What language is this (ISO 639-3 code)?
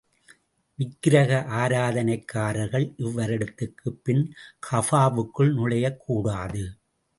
tam